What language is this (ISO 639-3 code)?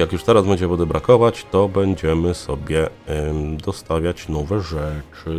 pol